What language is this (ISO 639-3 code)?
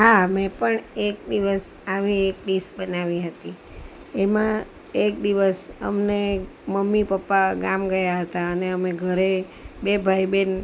guj